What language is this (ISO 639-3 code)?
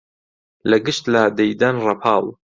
ckb